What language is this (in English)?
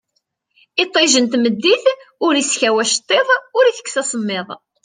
Kabyle